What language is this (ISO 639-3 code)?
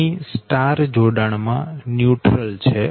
guj